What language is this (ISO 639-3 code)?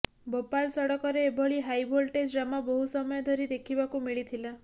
ori